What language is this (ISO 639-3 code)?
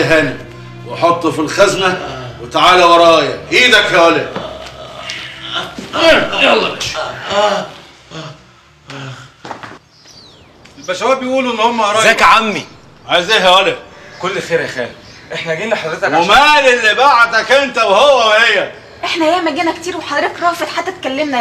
ara